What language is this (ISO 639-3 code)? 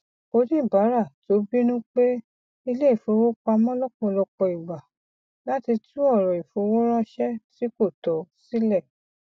yor